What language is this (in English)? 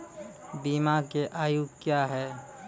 Maithili